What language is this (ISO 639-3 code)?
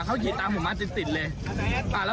tha